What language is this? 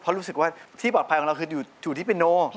Thai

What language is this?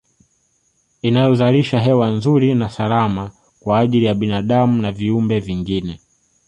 Swahili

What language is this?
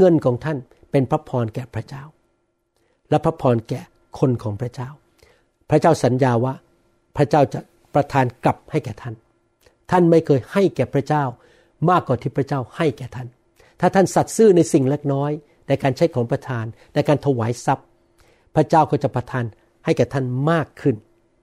Thai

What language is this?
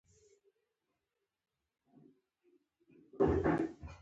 Pashto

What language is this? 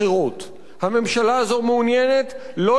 Hebrew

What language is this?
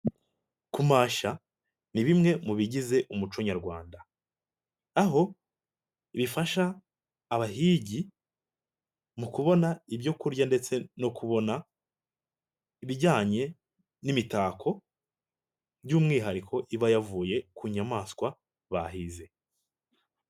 Kinyarwanda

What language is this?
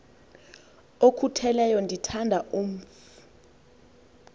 Xhosa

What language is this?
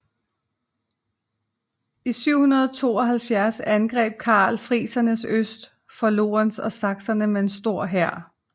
Danish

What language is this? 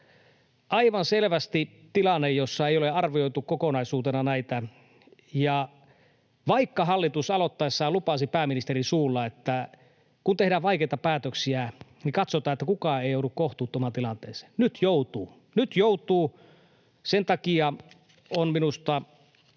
Finnish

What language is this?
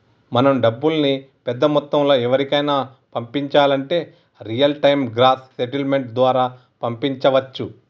Telugu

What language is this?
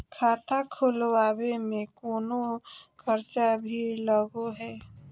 Magahi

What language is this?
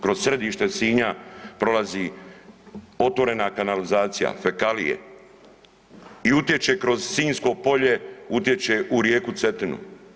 Croatian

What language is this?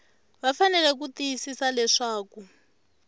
Tsonga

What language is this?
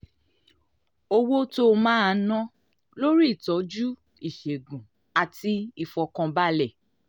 Yoruba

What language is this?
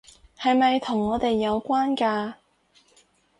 Cantonese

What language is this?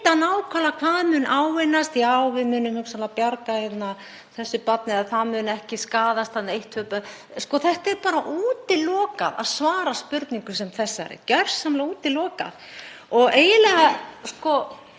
Icelandic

